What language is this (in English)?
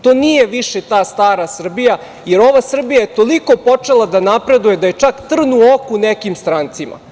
Serbian